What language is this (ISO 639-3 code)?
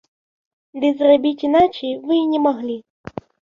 bel